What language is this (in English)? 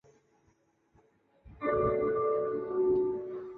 Chinese